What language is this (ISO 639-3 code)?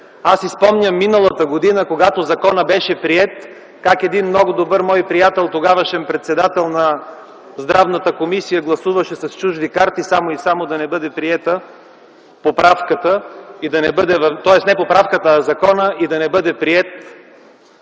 bul